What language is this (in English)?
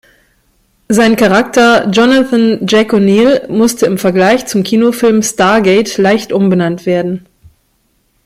German